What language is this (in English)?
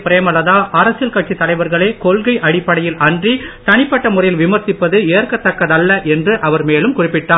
Tamil